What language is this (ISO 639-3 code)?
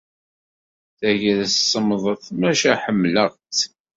kab